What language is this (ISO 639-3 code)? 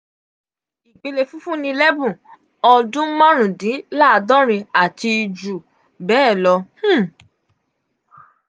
yor